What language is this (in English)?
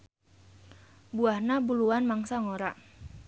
Sundanese